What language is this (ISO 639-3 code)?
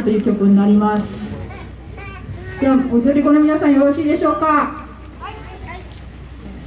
jpn